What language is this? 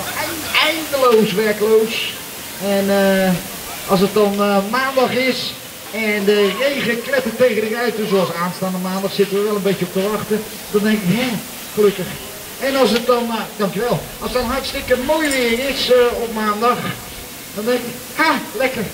Dutch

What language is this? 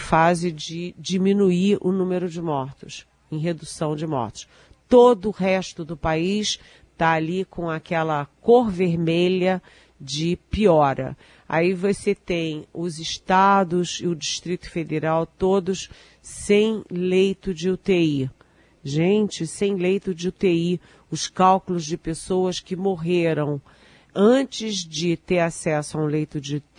Portuguese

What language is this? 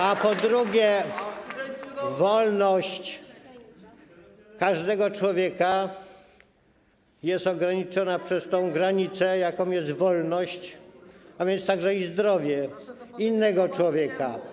Polish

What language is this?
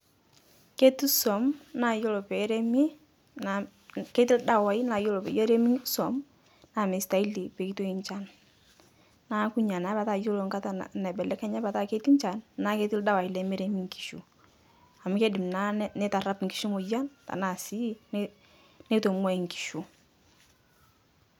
Masai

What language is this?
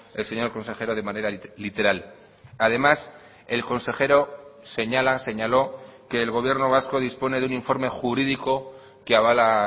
Spanish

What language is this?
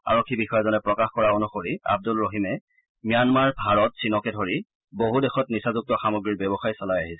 Assamese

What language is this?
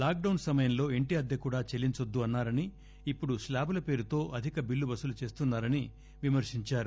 Telugu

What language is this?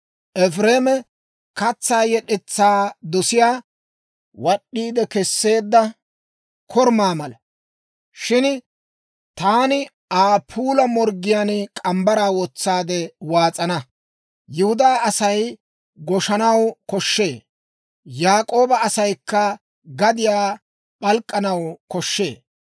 Dawro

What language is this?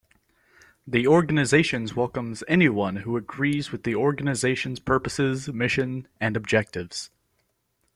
English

